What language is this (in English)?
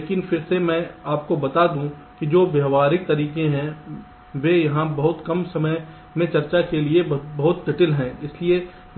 Hindi